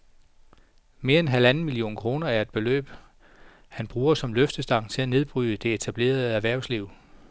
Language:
Danish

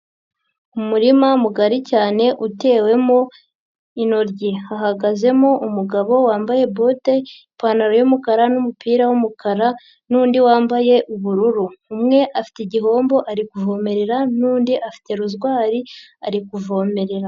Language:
Kinyarwanda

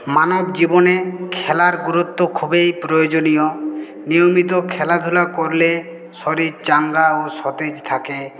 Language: Bangla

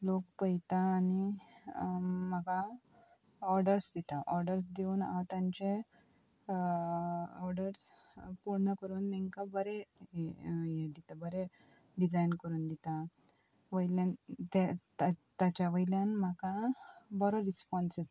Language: Konkani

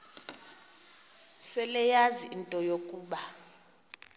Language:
Xhosa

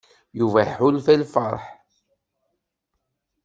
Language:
Kabyle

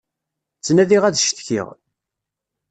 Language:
Kabyle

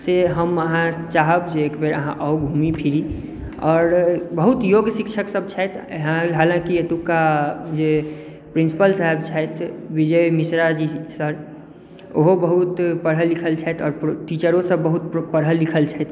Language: Maithili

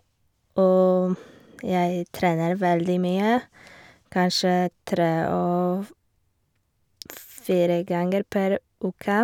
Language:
Norwegian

